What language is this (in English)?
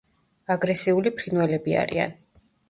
Georgian